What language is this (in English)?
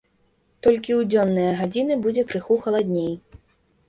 Belarusian